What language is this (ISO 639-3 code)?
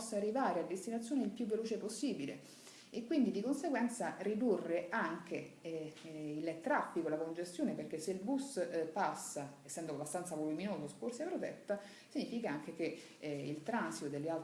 ita